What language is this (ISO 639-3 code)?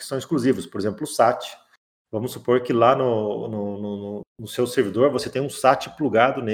por